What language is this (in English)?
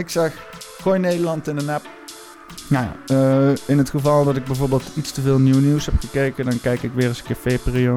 Dutch